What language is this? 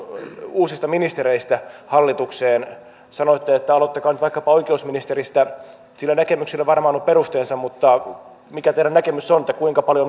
Finnish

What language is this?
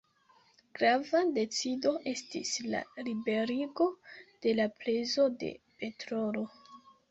Esperanto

